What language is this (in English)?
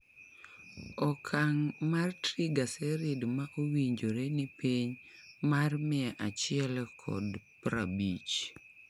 Luo (Kenya and Tanzania)